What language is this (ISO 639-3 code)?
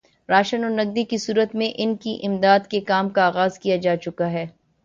urd